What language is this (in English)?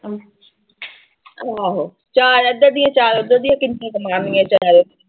Punjabi